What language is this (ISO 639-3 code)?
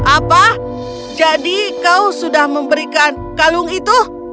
ind